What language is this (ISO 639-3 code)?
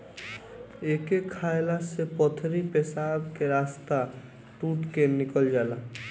bho